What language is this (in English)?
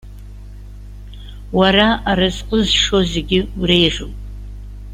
Abkhazian